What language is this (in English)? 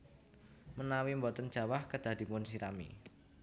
Javanese